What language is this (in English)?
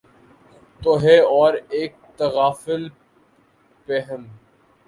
Urdu